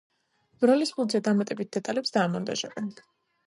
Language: Georgian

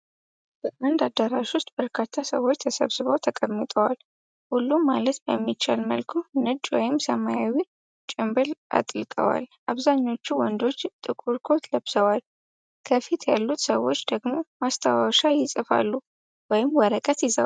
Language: Amharic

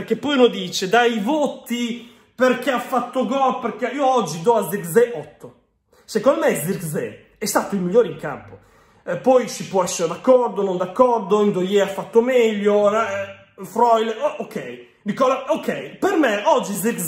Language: Italian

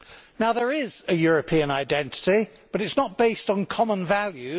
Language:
English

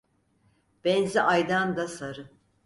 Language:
Turkish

